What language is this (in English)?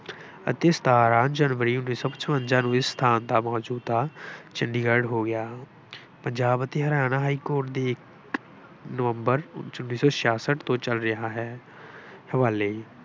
Punjabi